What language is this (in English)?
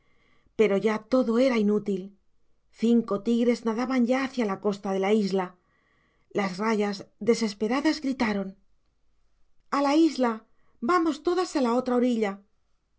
Spanish